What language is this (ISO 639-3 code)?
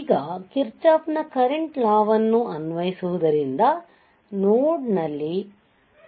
kan